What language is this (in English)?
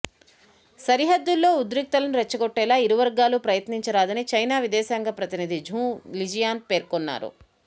Telugu